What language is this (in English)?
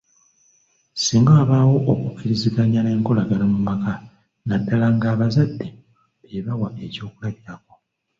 Ganda